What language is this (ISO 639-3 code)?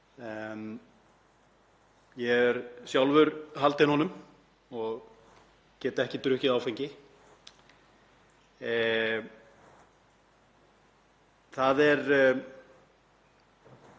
isl